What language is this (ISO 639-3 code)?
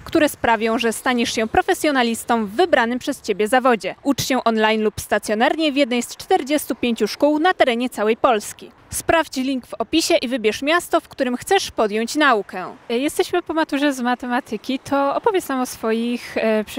pol